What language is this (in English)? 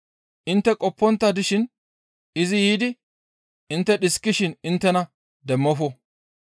Gamo